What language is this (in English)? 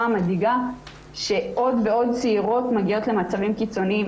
Hebrew